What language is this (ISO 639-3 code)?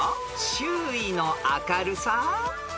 jpn